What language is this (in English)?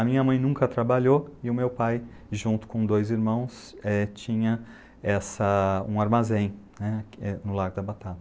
Portuguese